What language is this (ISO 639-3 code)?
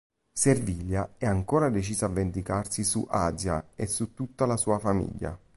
ita